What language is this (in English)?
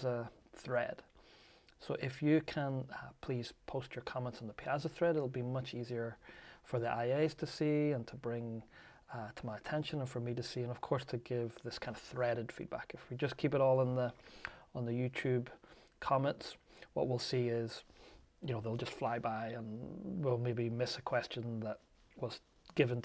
English